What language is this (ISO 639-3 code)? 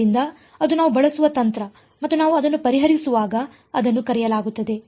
kan